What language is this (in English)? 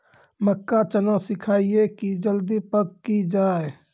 Maithili